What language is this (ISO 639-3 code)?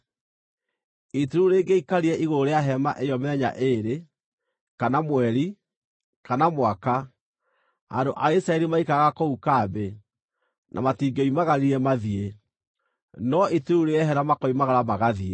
kik